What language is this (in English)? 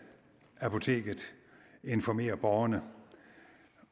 Danish